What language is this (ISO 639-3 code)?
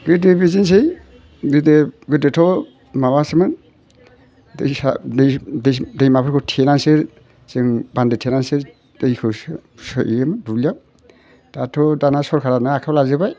brx